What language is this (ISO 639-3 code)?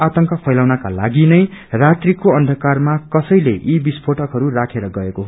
nep